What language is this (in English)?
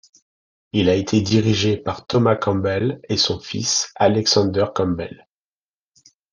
French